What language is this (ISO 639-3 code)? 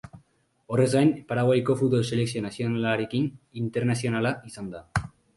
eus